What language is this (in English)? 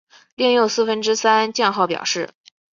Chinese